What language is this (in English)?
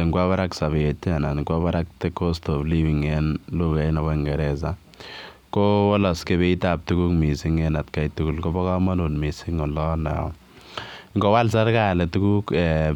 Kalenjin